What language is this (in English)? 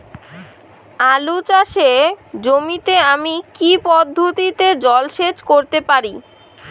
Bangla